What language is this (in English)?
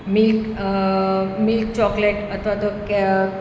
Gujarati